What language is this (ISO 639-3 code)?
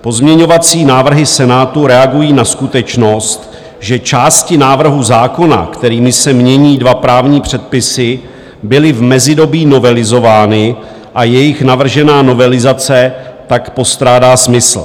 ces